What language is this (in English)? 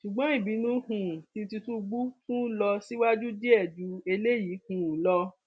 Yoruba